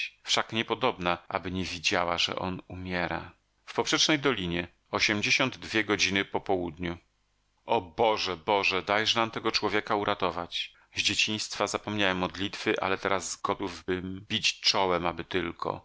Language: Polish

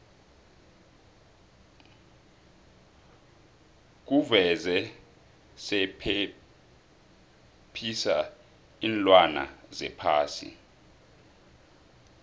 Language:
South Ndebele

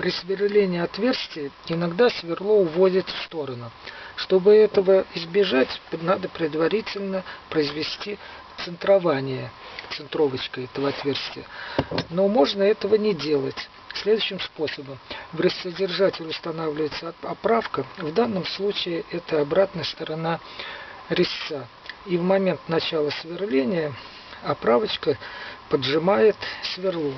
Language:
Russian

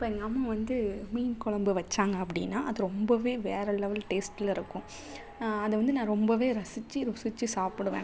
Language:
Tamil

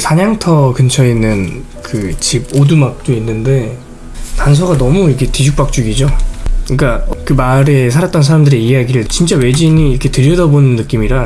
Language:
Korean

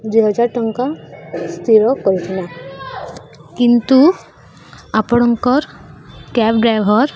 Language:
Odia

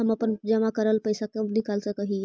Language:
Magahi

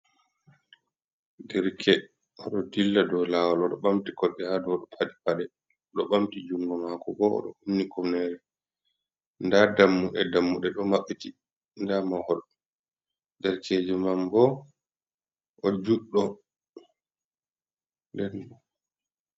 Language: Fula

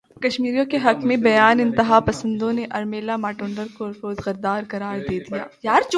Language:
Urdu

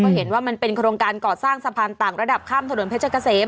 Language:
Thai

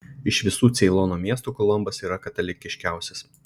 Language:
Lithuanian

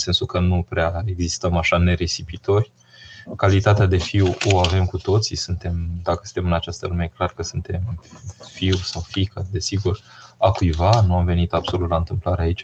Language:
Romanian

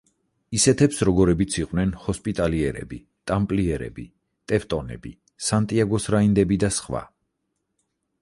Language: Georgian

